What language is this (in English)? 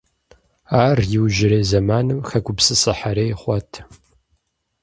Kabardian